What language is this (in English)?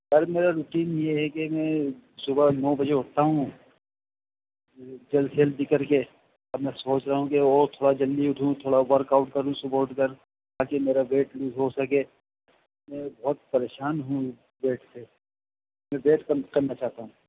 Urdu